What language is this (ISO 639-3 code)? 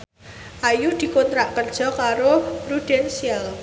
jav